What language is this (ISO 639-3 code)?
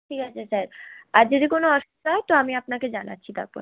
ben